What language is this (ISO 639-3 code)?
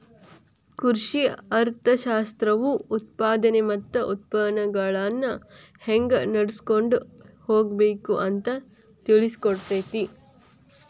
kan